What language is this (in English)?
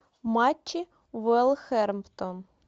Russian